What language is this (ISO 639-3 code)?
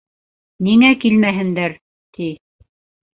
bak